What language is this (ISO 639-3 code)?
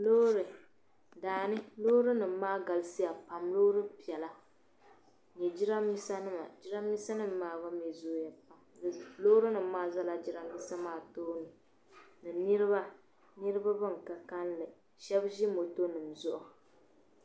dag